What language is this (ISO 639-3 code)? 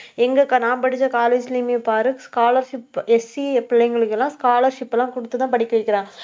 tam